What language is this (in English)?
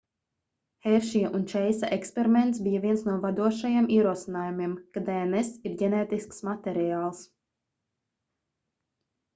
Latvian